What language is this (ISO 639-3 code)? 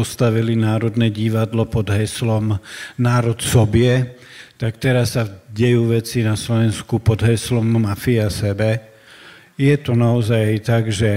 slk